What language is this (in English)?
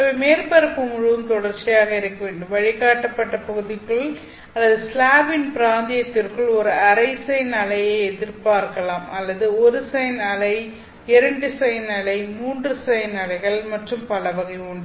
Tamil